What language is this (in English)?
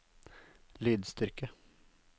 Norwegian